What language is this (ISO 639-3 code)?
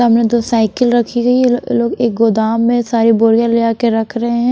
hin